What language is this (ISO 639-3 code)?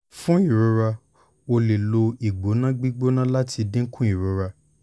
yor